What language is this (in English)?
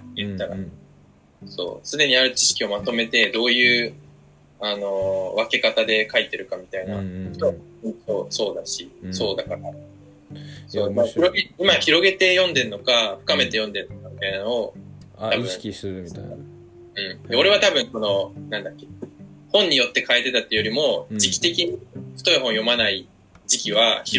Japanese